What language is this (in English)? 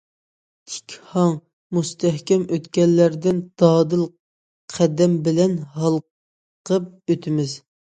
Uyghur